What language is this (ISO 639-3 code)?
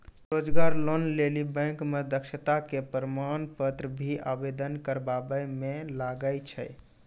mai